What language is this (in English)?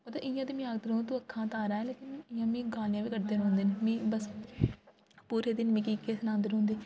Dogri